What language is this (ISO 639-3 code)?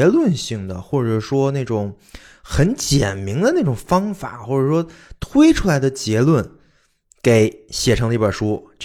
zho